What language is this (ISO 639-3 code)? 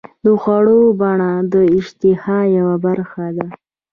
pus